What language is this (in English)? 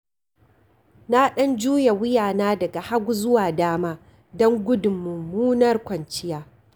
Hausa